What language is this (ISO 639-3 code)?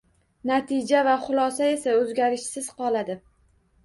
uzb